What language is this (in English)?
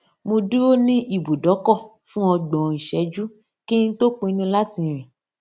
Yoruba